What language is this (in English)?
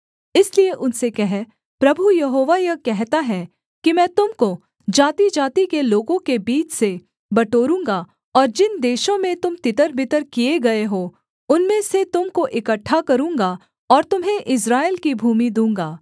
Hindi